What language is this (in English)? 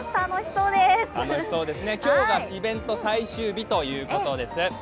Japanese